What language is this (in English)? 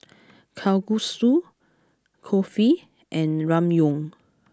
English